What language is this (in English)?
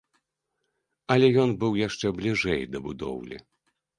Belarusian